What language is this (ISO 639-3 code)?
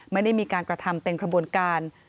tha